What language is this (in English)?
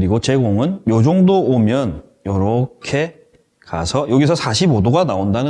Korean